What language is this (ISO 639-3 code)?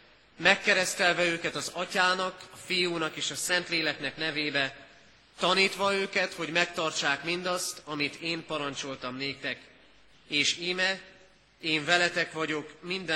hun